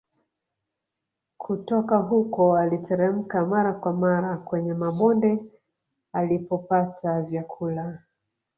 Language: Swahili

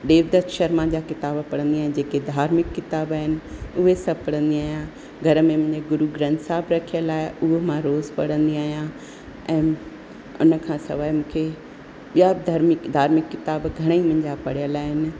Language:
Sindhi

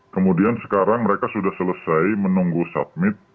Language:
Indonesian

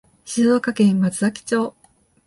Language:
Japanese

